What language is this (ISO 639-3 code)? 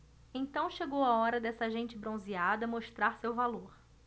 por